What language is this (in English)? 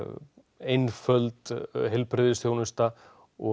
Icelandic